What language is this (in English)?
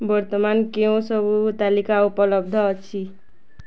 Odia